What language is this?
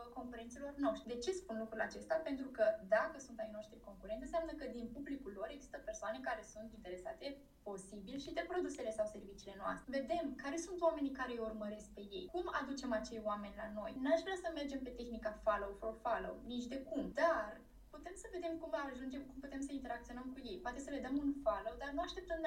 Romanian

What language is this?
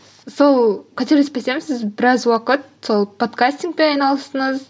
Kazakh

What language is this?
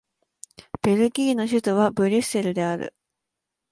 Japanese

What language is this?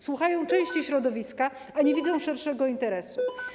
Polish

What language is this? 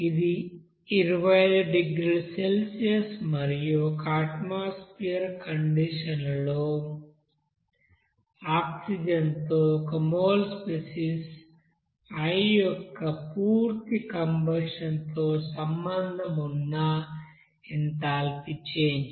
Telugu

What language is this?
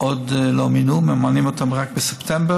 Hebrew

